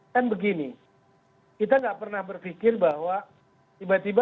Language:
Indonesian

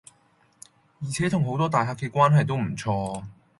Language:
Cantonese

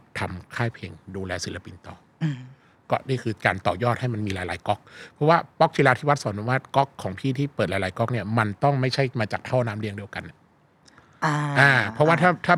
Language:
Thai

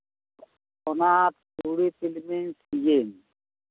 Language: Santali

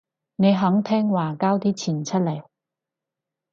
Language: Cantonese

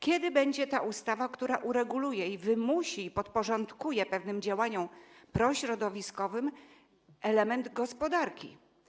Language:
Polish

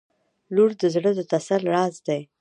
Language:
Pashto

